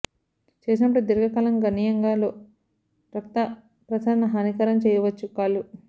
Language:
Telugu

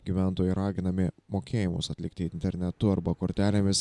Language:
Lithuanian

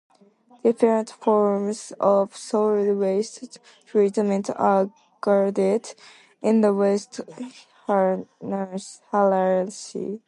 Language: English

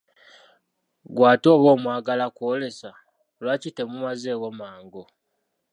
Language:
Ganda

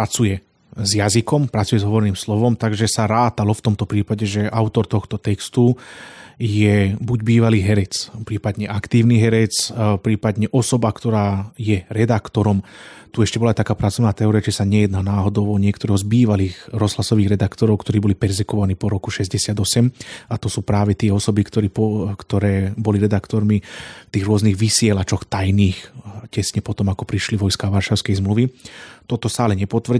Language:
Slovak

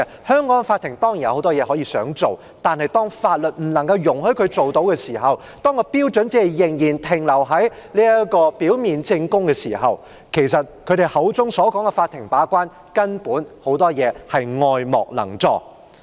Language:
Cantonese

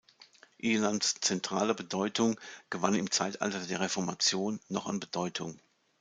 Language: German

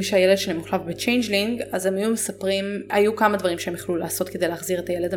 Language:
Hebrew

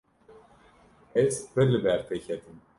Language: Kurdish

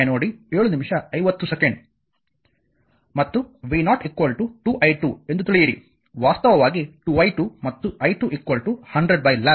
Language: Kannada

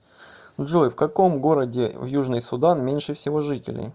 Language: Russian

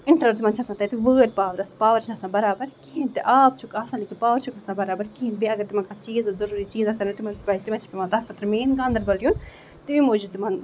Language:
Kashmiri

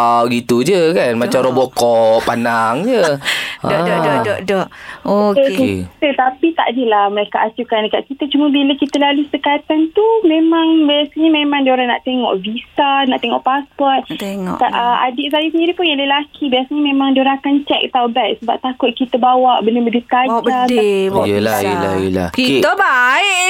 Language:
Malay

